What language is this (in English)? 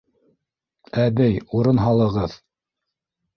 Bashkir